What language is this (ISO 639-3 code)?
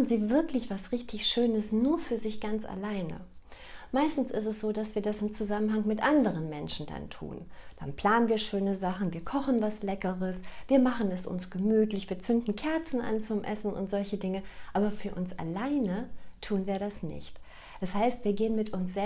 deu